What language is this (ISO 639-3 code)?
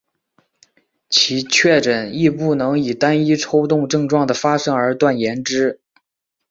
zho